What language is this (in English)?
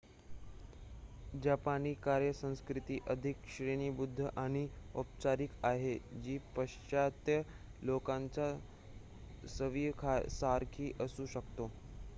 Marathi